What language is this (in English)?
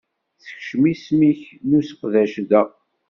Kabyle